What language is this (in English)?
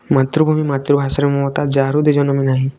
Odia